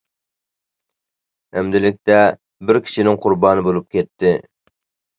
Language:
Uyghur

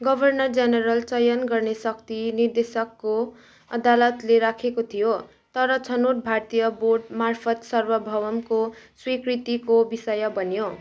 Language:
Nepali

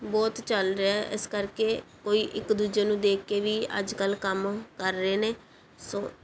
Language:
Punjabi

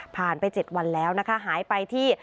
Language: Thai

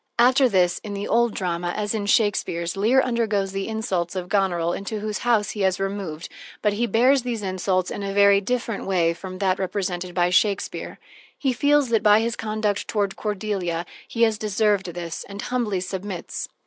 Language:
English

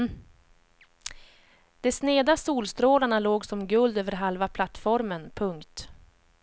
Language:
Swedish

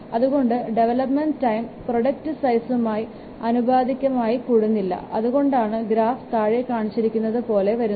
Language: Malayalam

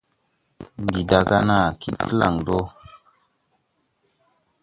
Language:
Tupuri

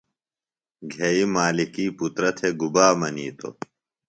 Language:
Phalura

